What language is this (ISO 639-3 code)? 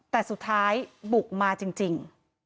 tha